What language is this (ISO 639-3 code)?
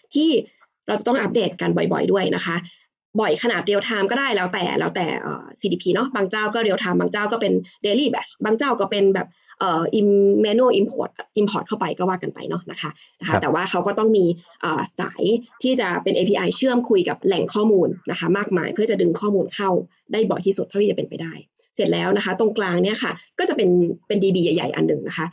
tha